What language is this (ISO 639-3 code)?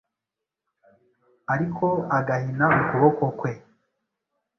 kin